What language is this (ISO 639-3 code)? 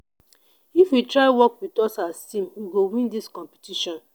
pcm